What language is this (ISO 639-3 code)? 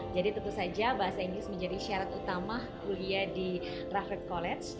ind